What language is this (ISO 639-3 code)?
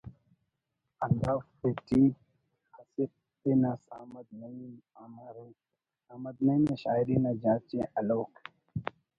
brh